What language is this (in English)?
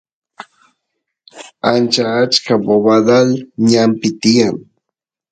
Santiago del Estero Quichua